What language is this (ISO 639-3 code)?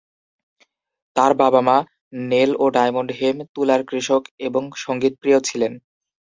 ben